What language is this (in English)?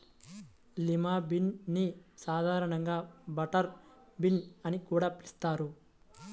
Telugu